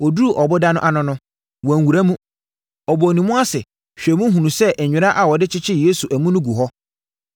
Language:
Akan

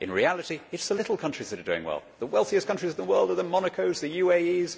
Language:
English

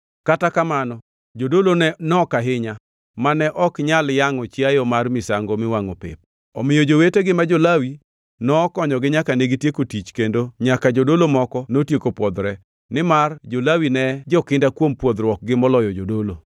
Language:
Luo (Kenya and Tanzania)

